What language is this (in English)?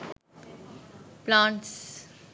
Sinhala